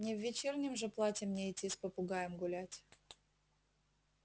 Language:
Russian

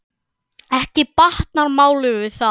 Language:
Icelandic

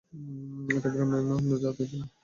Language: Bangla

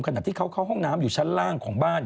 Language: Thai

